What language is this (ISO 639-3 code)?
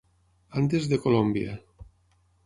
cat